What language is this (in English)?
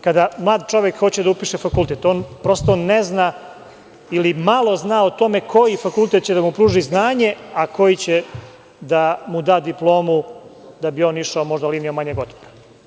Serbian